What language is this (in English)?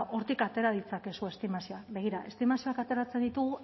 Basque